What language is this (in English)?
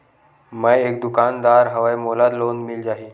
Chhattisgarhi